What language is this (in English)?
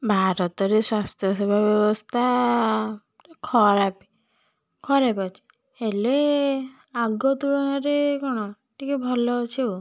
Odia